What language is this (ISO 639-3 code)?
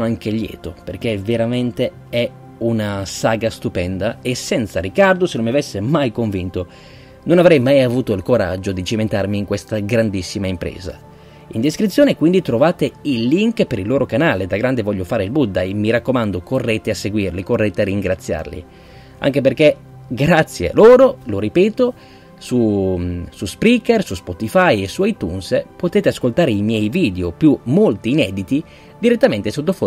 ita